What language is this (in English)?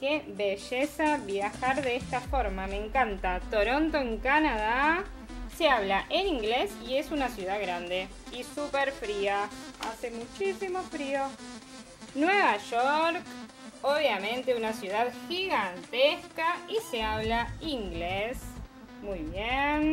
Spanish